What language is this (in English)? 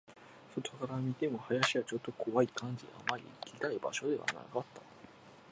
Japanese